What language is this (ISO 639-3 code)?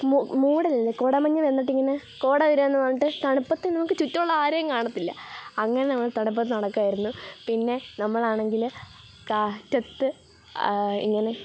mal